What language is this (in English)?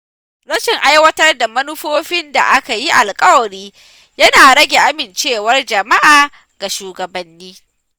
Hausa